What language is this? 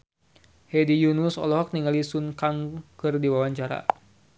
Sundanese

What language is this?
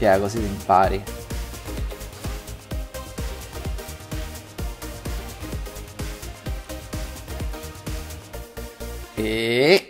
Italian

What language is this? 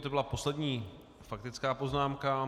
Czech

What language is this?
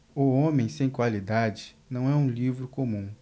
Portuguese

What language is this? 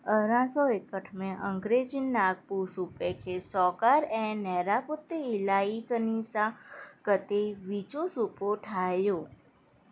Sindhi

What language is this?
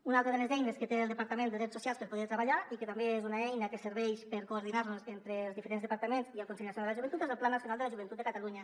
Catalan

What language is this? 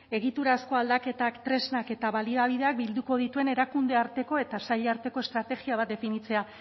Basque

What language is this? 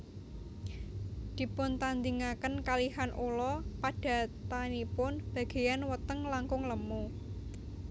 Javanese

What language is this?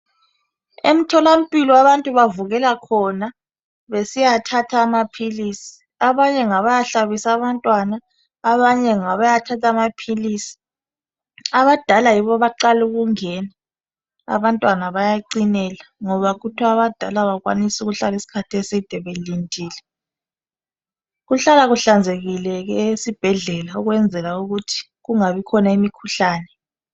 North Ndebele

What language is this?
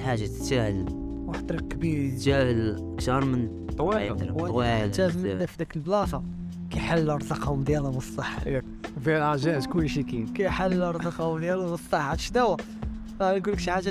Arabic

